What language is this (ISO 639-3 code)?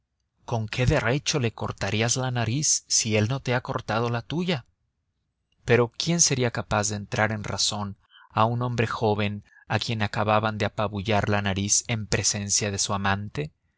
spa